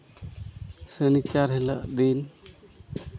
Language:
Santali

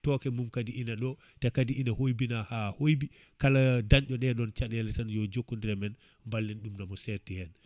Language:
Fula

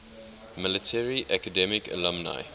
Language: English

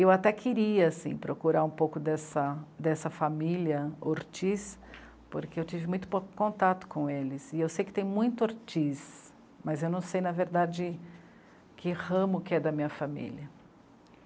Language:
Portuguese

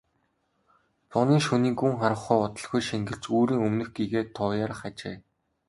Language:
Mongolian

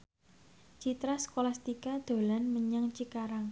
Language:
Javanese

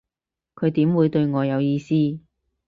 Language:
Cantonese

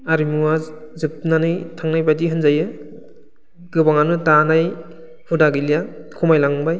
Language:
Bodo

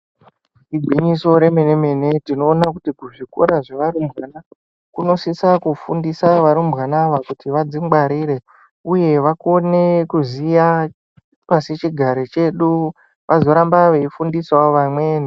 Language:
Ndau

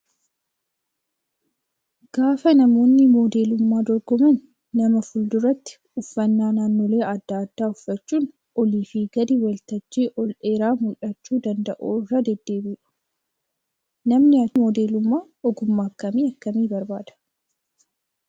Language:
Oromo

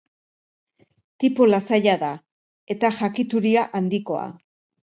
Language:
Basque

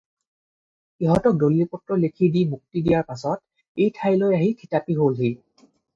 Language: Assamese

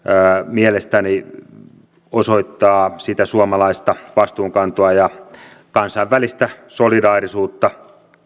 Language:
Finnish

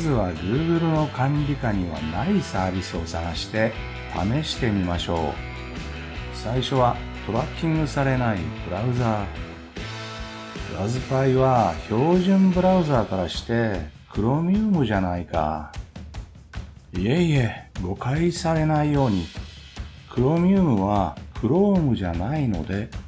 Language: Japanese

